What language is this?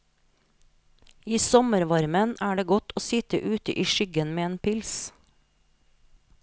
Norwegian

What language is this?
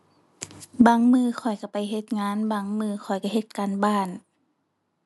Thai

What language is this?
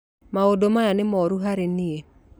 Kikuyu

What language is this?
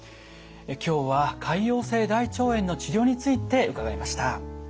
Japanese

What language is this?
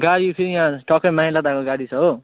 Nepali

